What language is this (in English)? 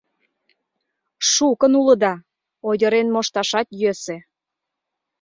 Mari